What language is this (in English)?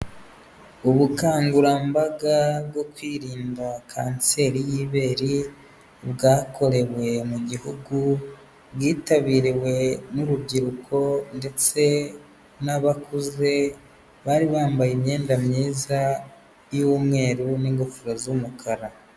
Kinyarwanda